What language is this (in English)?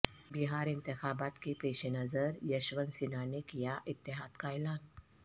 Urdu